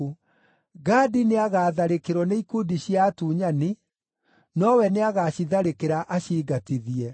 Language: Kikuyu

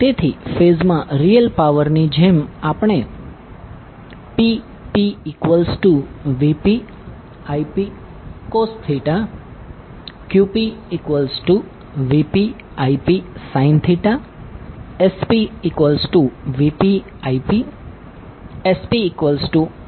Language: Gujarati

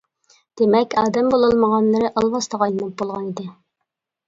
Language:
Uyghur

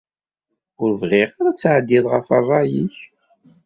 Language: Kabyle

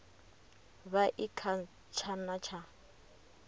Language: Venda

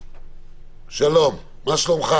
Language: Hebrew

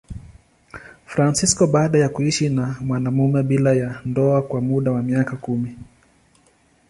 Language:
Swahili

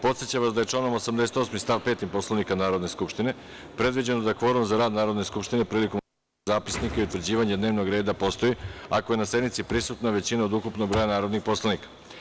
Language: Serbian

